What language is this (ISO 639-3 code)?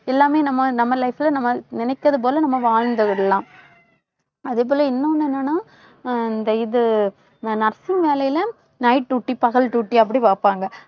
tam